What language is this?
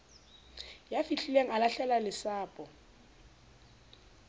Southern Sotho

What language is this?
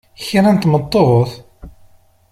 Kabyle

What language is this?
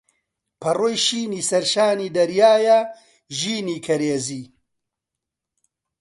Central Kurdish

